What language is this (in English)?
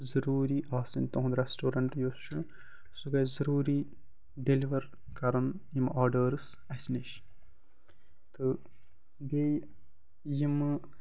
Kashmiri